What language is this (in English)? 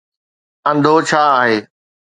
Sindhi